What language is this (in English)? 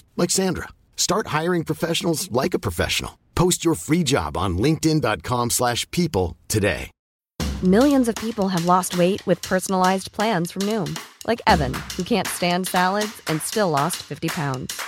Filipino